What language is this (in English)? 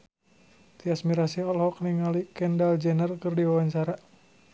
Sundanese